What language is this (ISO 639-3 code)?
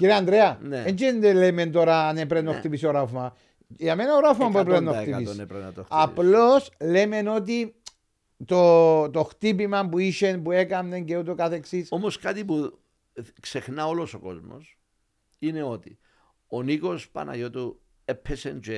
ell